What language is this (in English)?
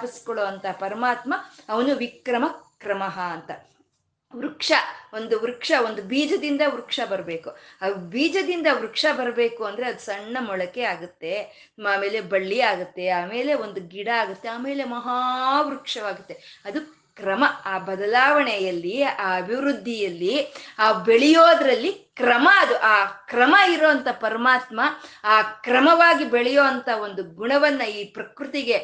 Kannada